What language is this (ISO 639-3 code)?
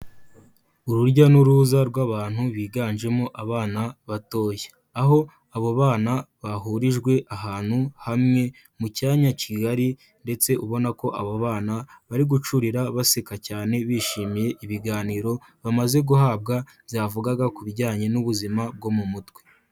kin